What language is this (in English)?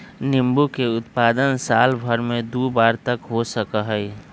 Magahi